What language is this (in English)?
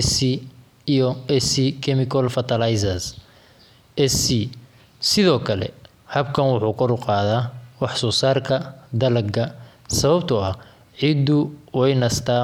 Somali